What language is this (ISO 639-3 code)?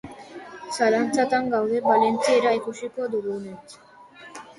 eus